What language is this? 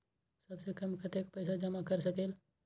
Magahi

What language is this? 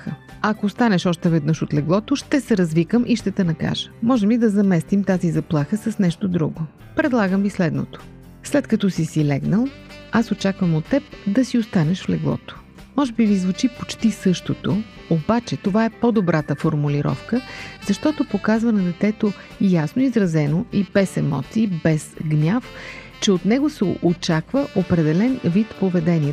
Bulgarian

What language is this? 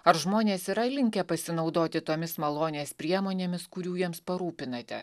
Lithuanian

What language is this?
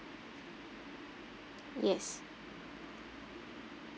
English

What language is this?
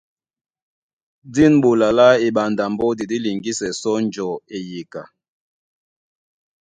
Duala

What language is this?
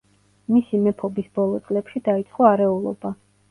Georgian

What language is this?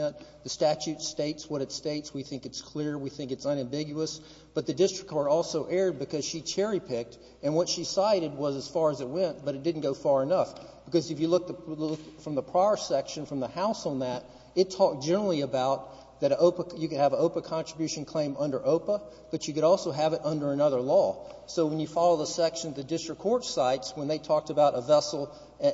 English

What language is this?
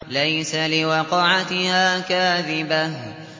Arabic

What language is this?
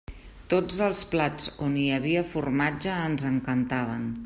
Catalan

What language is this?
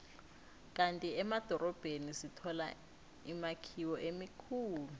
South Ndebele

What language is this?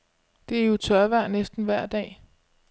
Danish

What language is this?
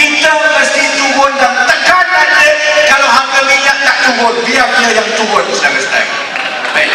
Malay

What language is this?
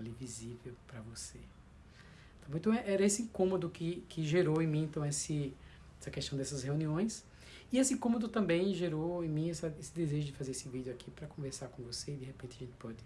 Portuguese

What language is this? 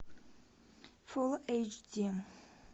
Russian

